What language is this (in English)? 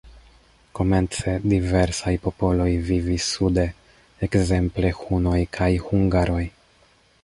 Esperanto